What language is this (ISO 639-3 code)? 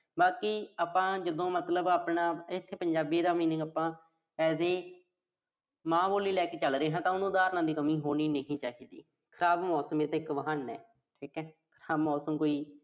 pan